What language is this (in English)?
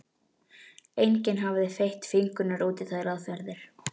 Icelandic